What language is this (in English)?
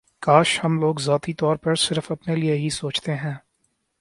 Urdu